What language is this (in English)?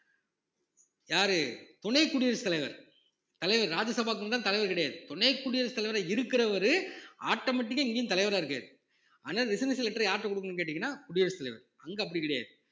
Tamil